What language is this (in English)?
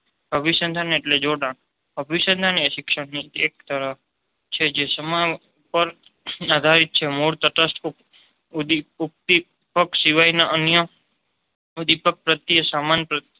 Gujarati